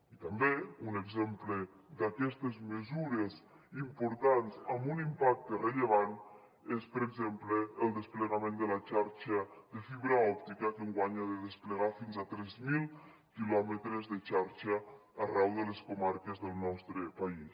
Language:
Catalan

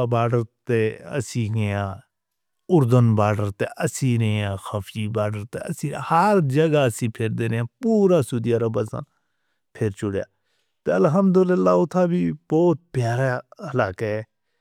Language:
Northern Hindko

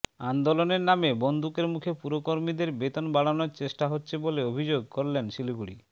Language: Bangla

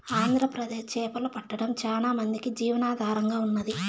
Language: Telugu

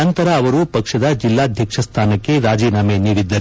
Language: Kannada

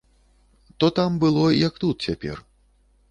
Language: Belarusian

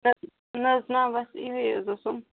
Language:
Kashmiri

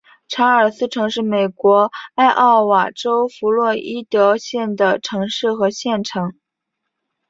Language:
Chinese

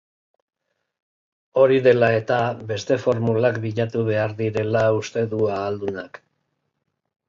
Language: Basque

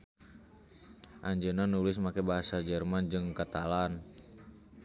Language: Sundanese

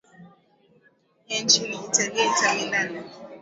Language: Swahili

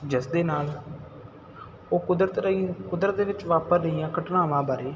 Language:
Punjabi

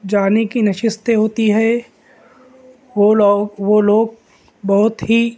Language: Urdu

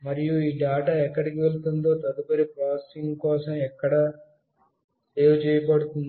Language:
Telugu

